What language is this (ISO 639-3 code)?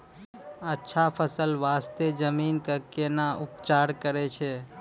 mai